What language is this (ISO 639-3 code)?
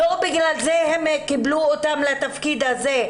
heb